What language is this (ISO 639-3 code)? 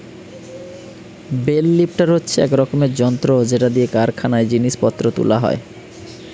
ben